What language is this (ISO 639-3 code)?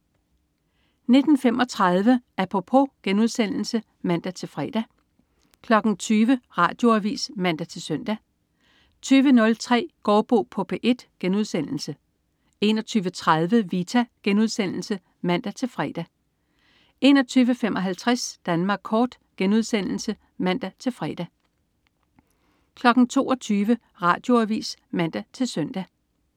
dan